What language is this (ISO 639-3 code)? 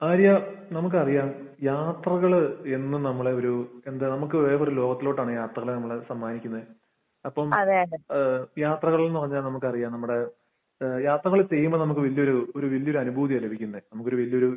mal